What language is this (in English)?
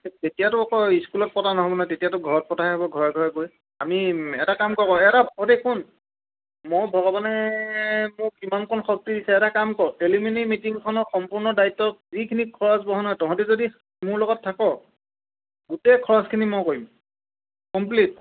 Assamese